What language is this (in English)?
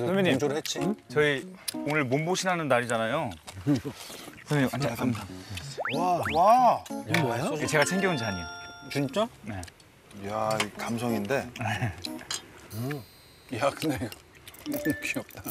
Korean